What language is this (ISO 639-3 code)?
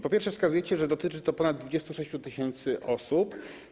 pol